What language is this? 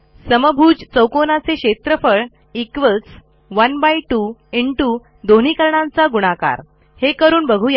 Marathi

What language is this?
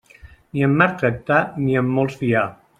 Catalan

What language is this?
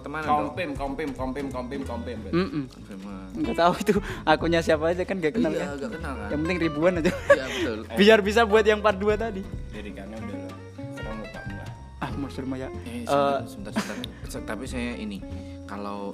Indonesian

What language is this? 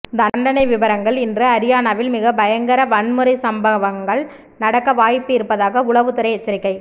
Tamil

